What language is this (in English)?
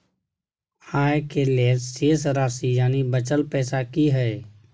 Maithili